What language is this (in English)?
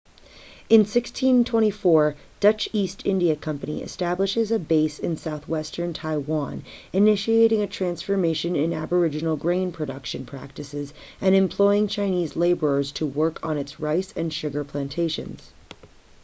English